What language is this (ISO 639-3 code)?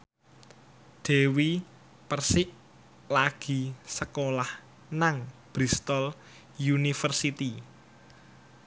jav